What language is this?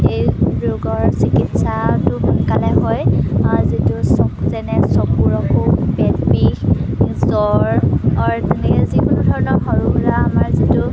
Assamese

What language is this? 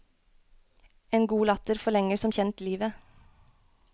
Norwegian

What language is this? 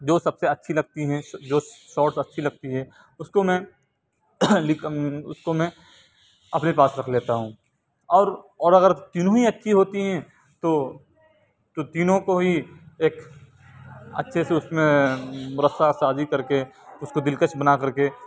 Urdu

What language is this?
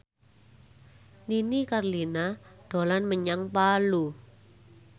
Javanese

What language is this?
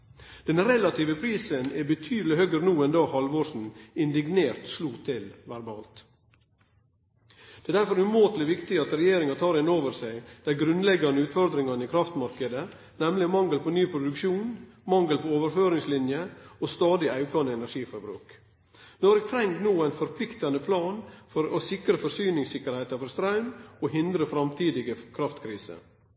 Norwegian Nynorsk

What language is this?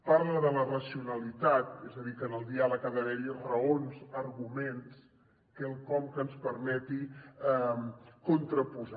Catalan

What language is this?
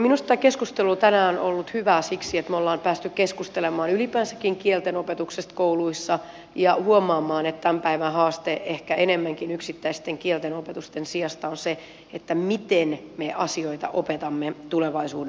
Finnish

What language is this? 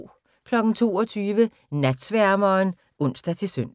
Danish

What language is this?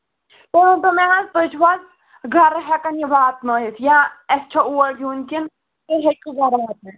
Kashmiri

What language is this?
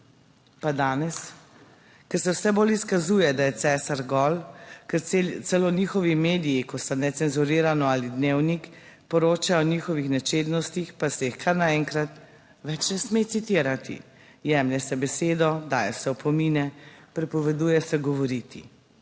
Slovenian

